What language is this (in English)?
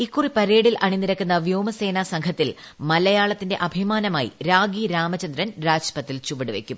Malayalam